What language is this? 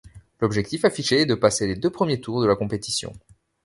French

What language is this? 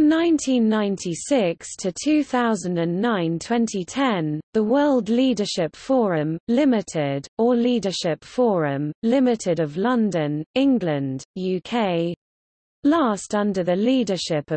English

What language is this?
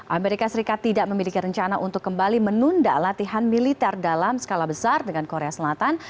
Indonesian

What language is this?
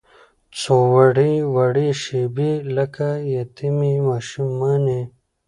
Pashto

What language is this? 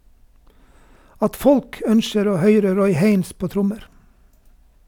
Norwegian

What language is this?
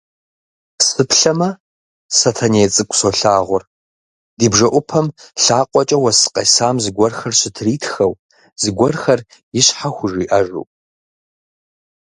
Kabardian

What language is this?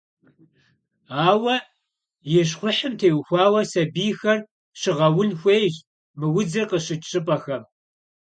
Kabardian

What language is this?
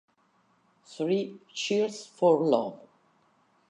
Italian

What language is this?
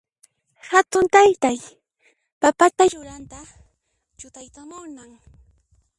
Puno Quechua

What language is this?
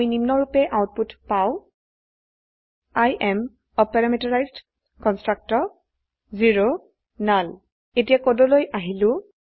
Assamese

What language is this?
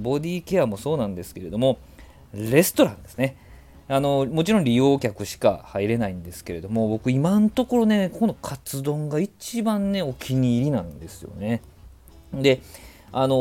Japanese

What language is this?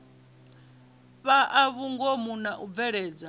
Venda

